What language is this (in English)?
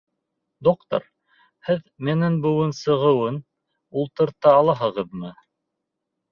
Bashkir